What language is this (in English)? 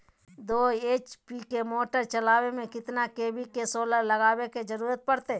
Magahi